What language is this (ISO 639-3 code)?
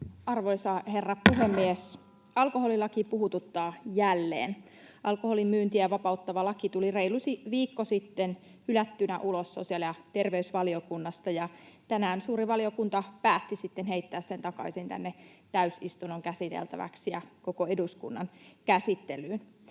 fin